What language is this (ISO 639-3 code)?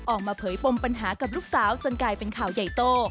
tha